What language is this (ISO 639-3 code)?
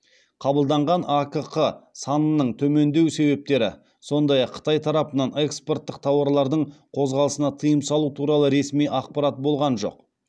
kaz